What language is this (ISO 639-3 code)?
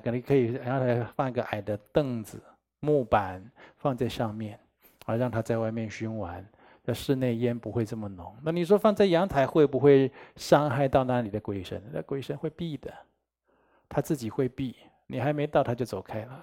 zho